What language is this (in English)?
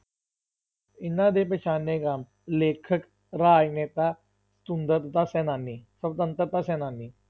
Punjabi